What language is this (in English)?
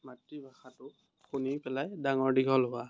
Assamese